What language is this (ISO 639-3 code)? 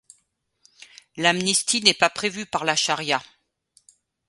fra